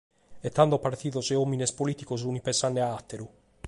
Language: Sardinian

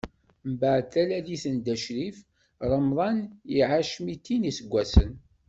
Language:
Kabyle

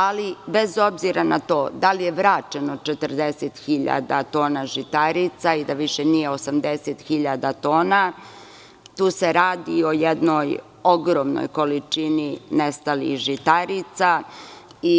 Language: Serbian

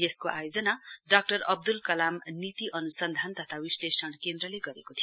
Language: Nepali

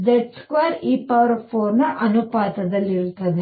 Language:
Kannada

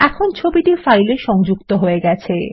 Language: Bangla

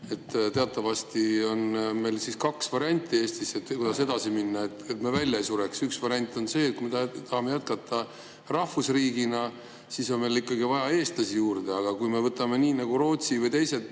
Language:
Estonian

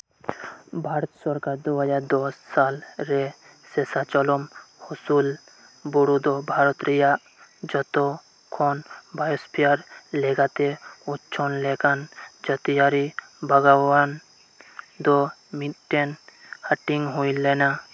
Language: Santali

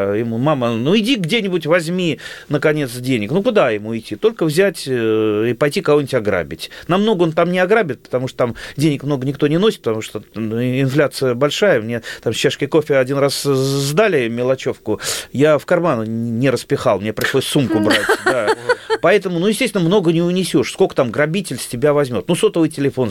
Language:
Russian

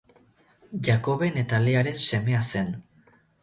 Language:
Basque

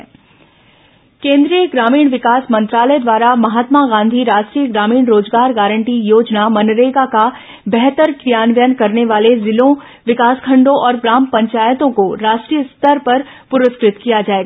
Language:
Hindi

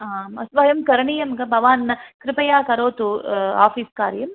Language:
Sanskrit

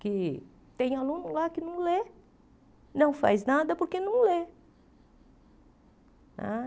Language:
Portuguese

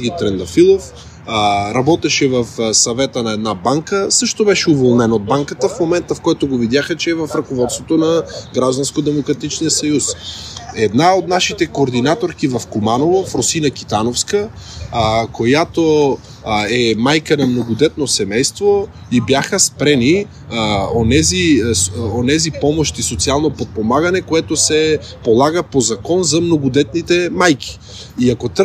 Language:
Bulgarian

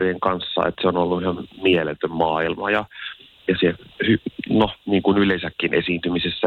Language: Finnish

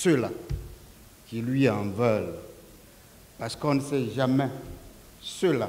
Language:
French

